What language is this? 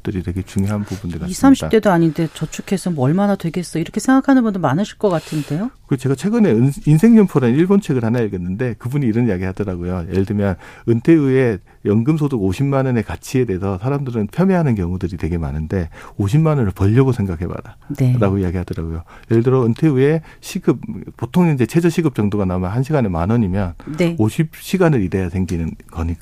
Korean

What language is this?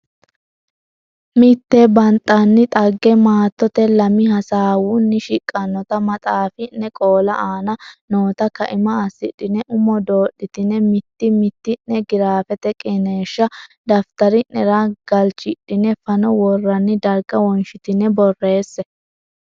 Sidamo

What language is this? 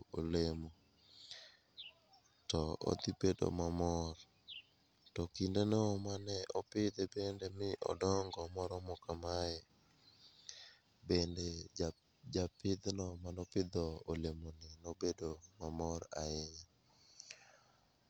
Luo (Kenya and Tanzania)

